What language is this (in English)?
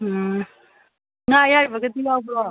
Manipuri